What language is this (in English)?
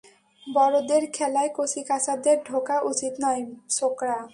Bangla